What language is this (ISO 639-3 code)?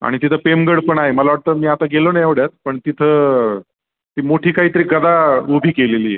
mar